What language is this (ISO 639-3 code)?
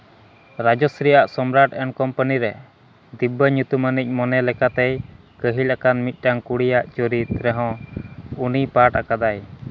sat